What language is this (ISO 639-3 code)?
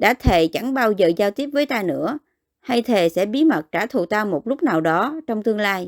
vie